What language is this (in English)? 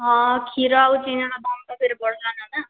Odia